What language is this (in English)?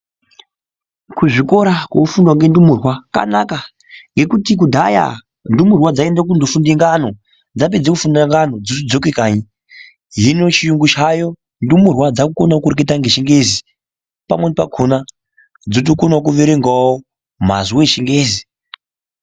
Ndau